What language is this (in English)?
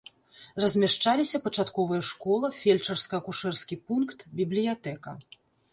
Belarusian